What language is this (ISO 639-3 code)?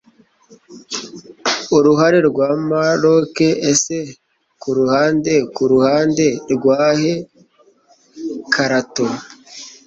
kin